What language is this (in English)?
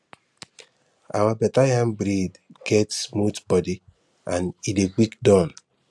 Nigerian Pidgin